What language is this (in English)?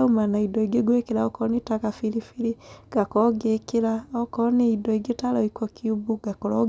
Kikuyu